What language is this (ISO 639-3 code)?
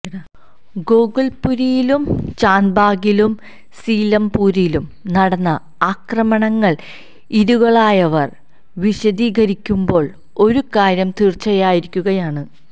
mal